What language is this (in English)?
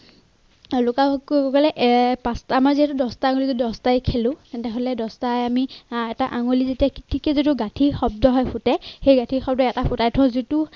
Assamese